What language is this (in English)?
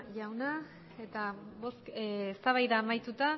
Basque